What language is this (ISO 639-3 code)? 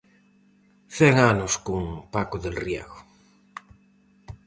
glg